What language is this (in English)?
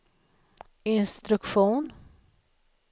Swedish